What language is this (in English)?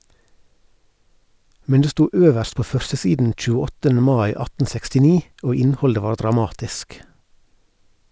Norwegian